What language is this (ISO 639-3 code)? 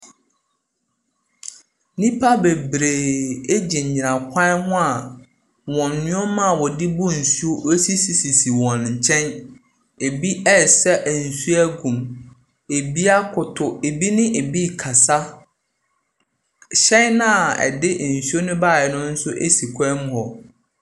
aka